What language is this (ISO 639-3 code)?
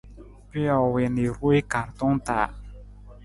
nmz